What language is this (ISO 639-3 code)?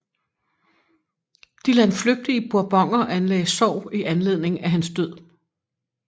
dan